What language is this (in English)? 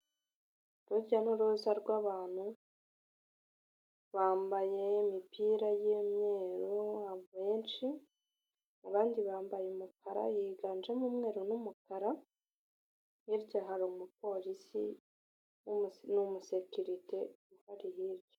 Kinyarwanda